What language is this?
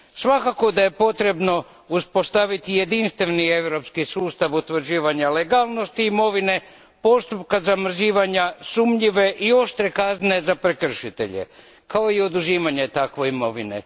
Croatian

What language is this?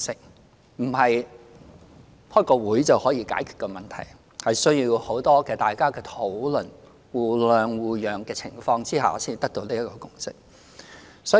Cantonese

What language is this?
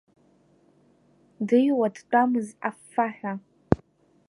Abkhazian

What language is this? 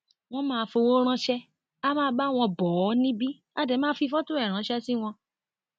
Yoruba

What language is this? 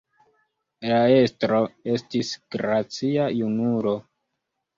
Esperanto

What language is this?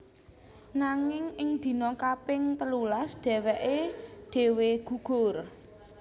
Javanese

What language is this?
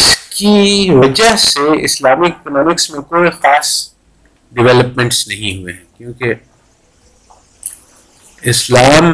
Urdu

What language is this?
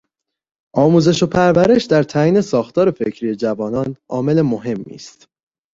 Persian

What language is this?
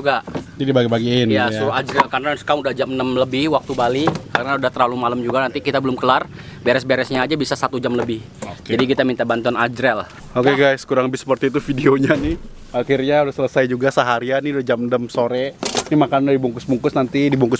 Indonesian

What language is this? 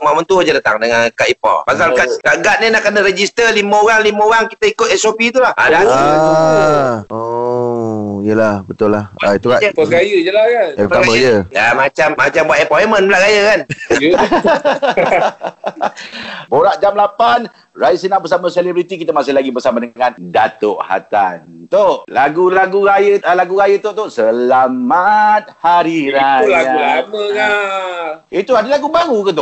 Malay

